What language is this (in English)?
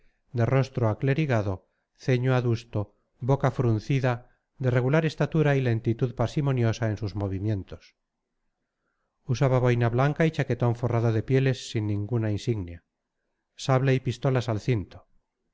Spanish